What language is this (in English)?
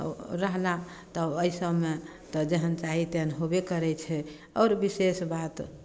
Maithili